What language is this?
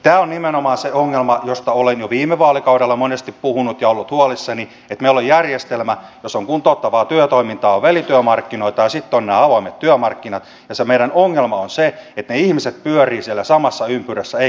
Finnish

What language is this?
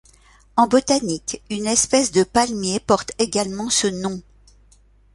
French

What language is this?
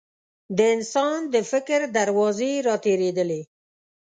Pashto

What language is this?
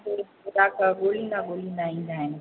Sindhi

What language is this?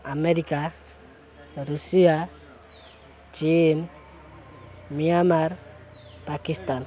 Odia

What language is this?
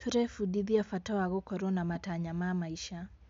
Kikuyu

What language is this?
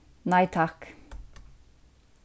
Faroese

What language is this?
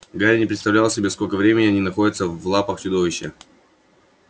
Russian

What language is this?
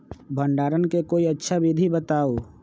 Magahi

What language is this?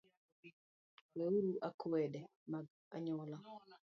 Luo (Kenya and Tanzania)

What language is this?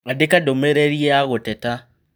Kikuyu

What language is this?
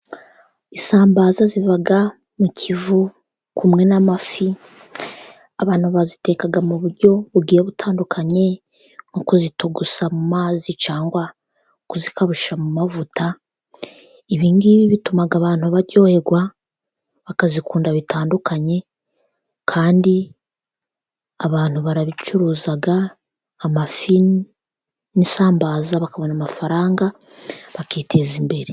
Kinyarwanda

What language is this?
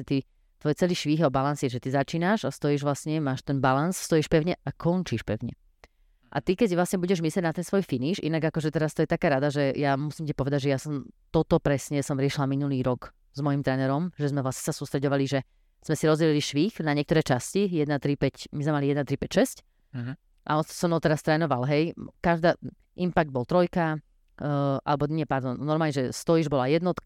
Slovak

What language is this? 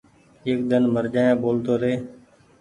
Goaria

